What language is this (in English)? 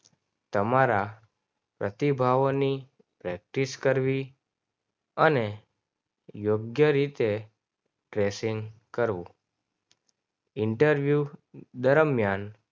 Gujarati